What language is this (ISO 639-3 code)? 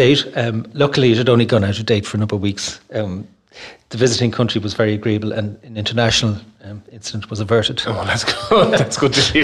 eng